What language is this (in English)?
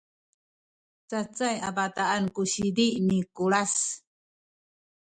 Sakizaya